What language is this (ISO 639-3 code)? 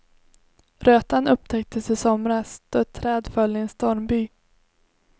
swe